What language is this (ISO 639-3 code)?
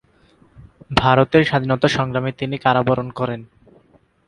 ben